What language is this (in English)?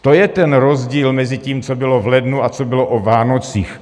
Czech